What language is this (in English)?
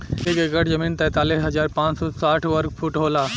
Bhojpuri